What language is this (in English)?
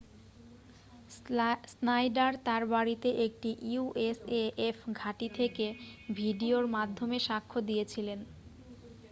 Bangla